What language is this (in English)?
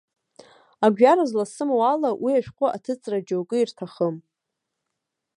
Abkhazian